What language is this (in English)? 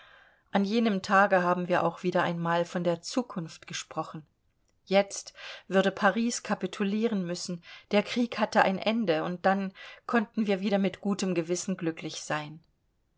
German